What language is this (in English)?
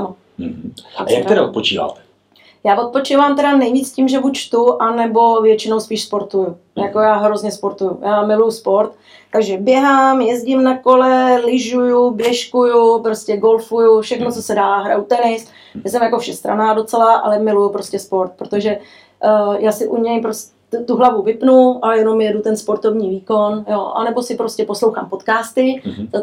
Czech